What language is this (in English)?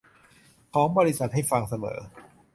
Thai